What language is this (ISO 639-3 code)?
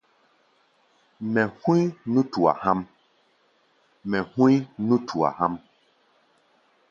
gba